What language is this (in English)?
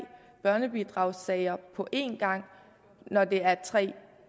Danish